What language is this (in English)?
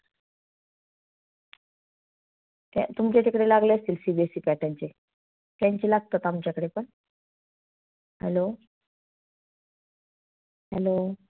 Marathi